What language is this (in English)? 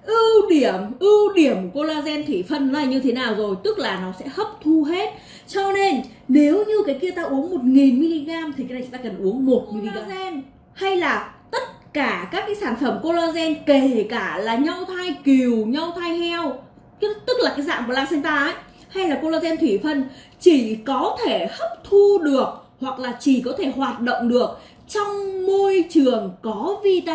Vietnamese